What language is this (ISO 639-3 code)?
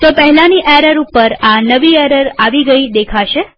guj